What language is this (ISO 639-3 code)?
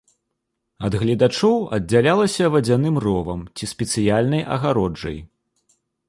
bel